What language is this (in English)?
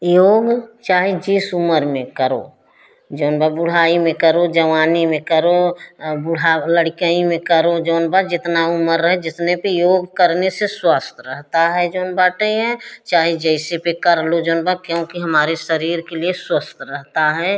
Hindi